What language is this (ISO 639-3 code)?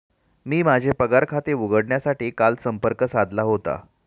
mar